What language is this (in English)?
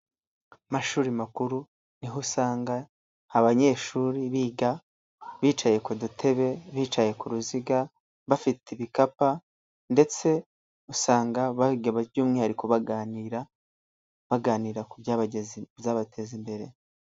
Kinyarwanda